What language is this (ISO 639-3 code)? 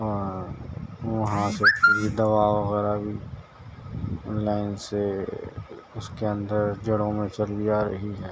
urd